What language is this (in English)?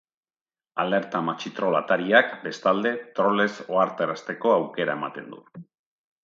Basque